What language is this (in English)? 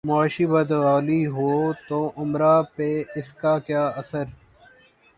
Urdu